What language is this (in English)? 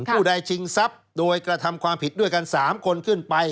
Thai